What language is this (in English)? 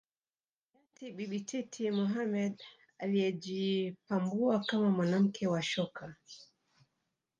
Swahili